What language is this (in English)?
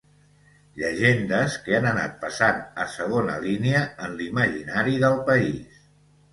Catalan